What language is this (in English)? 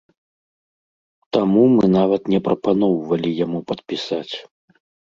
Belarusian